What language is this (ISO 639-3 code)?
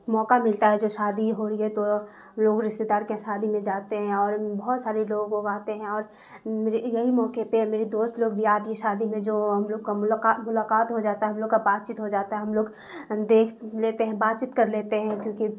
urd